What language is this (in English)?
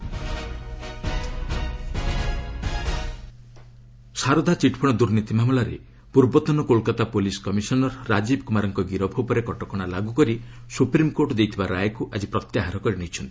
Odia